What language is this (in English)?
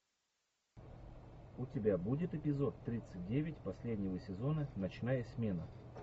Russian